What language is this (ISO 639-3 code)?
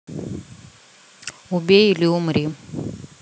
rus